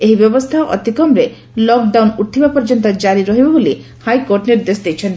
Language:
Odia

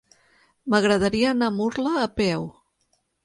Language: Catalan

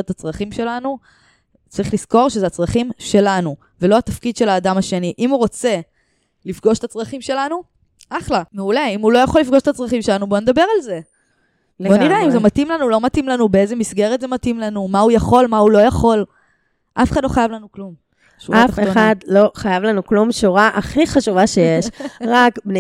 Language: Hebrew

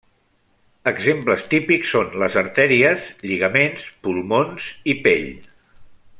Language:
Catalan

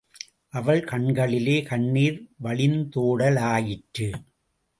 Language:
Tamil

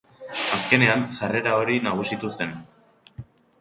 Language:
Basque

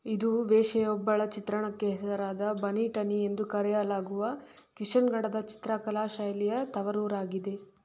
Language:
Kannada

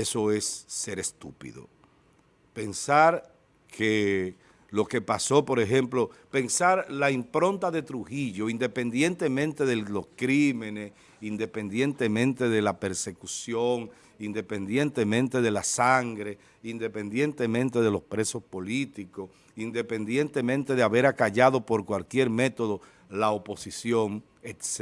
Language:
Spanish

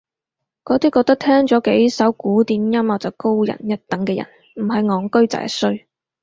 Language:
Cantonese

